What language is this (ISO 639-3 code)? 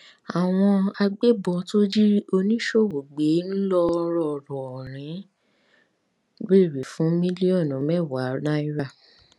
yor